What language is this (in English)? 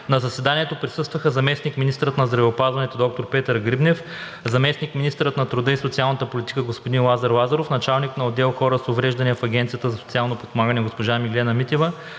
Bulgarian